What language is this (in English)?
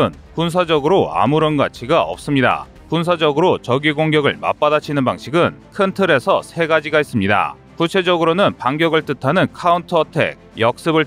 Korean